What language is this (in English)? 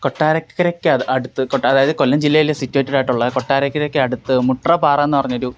Malayalam